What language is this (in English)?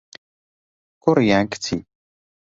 Central Kurdish